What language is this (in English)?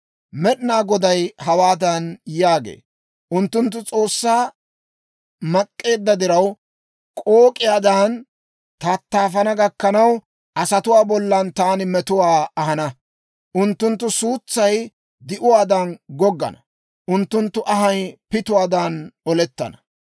Dawro